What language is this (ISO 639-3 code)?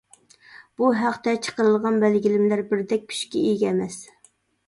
uig